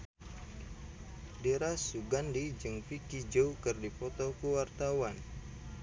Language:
Sundanese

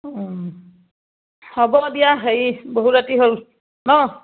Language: Assamese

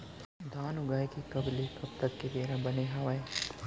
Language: Chhattisgarhi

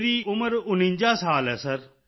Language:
Punjabi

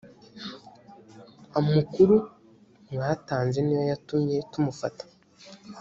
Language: Kinyarwanda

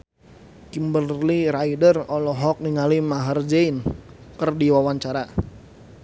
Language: Sundanese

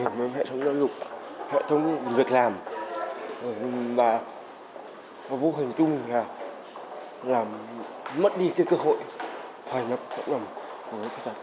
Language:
Vietnamese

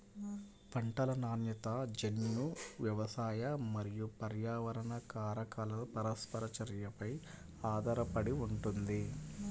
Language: Telugu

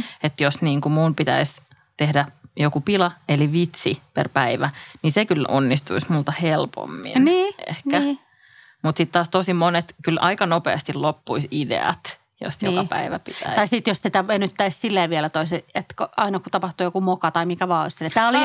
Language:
Finnish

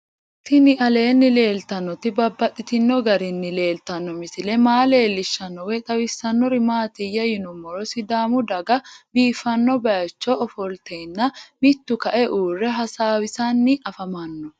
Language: Sidamo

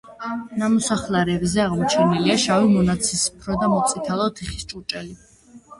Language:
Georgian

